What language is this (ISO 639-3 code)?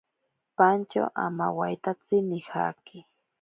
prq